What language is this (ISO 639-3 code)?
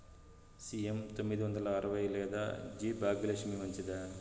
tel